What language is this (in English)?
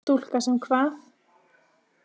Icelandic